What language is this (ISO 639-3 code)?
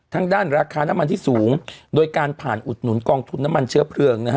tha